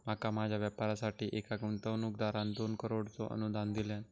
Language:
Marathi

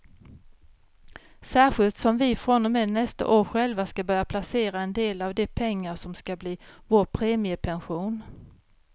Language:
Swedish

